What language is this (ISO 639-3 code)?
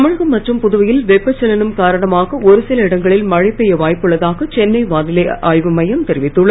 tam